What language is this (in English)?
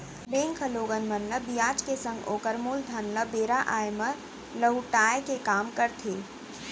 Chhattisgarhi